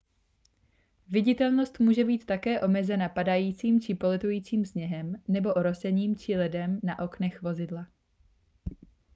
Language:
Czech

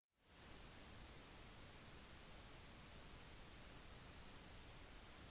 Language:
Norwegian Bokmål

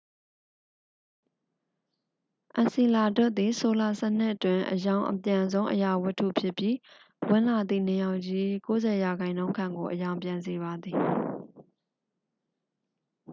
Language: Burmese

